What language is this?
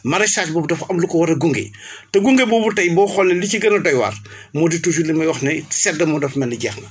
Wolof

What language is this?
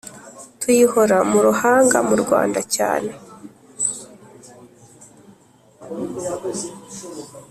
Kinyarwanda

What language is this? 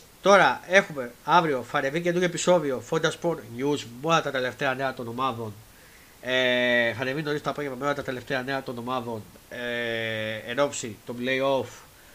Greek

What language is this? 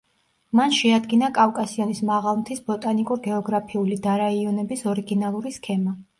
Georgian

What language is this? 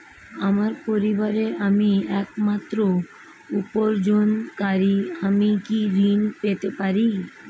Bangla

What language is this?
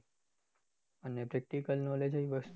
Gujarati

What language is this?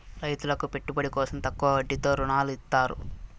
Telugu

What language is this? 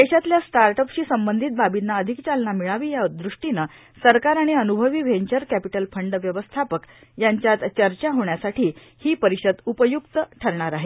Marathi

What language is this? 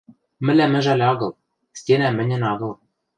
Western Mari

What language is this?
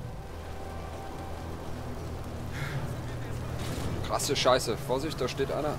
German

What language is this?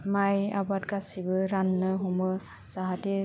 Bodo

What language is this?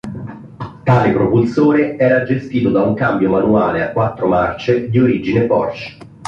Italian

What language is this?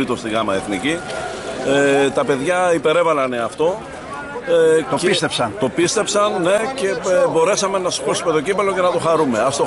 Greek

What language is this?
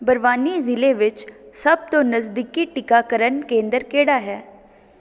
Punjabi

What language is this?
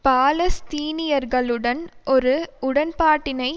Tamil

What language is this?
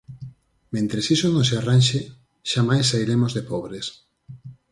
Galician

